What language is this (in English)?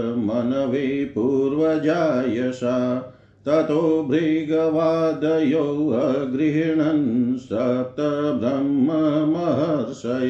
Hindi